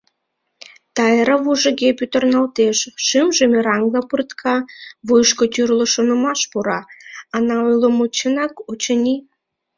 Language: Mari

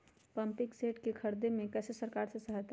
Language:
Magahi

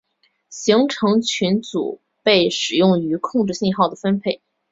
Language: Chinese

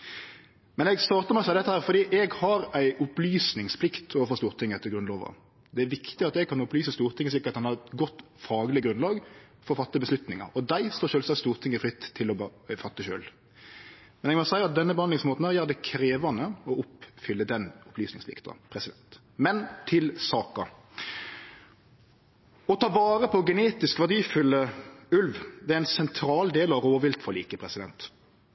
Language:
Norwegian Nynorsk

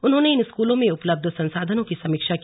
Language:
Hindi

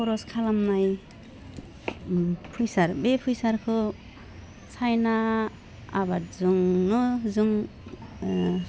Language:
Bodo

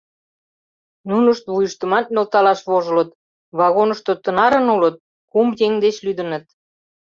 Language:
Mari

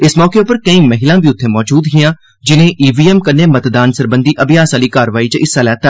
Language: Dogri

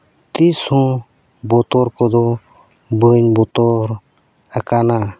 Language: Santali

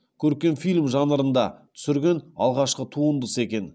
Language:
Kazakh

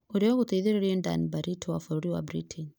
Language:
Kikuyu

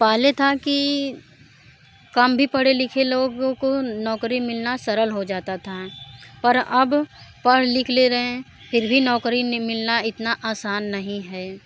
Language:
Hindi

